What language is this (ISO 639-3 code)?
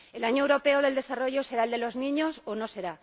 spa